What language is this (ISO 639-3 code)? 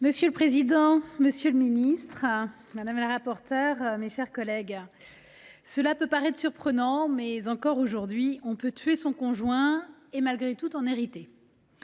fra